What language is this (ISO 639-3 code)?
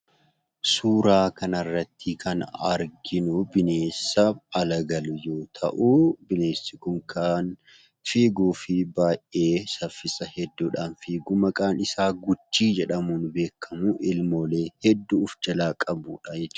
orm